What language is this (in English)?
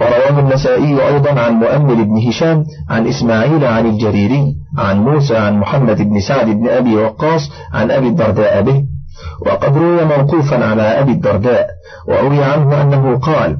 Arabic